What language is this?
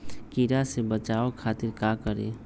Magahi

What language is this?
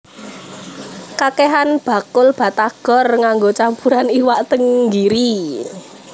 Javanese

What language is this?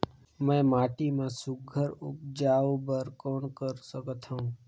Chhattisgarhi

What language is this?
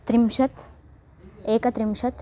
Sanskrit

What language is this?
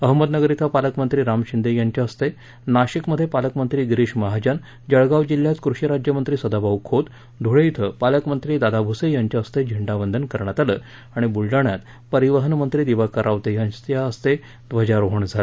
Marathi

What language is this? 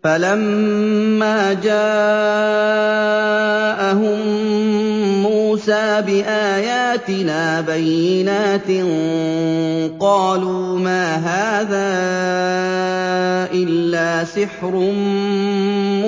Arabic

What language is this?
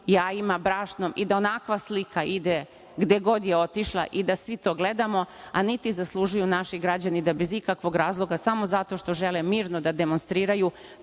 Serbian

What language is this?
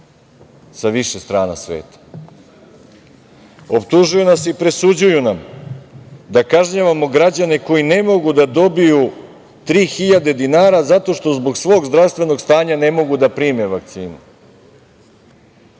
Serbian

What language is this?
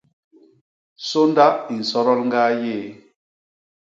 Basaa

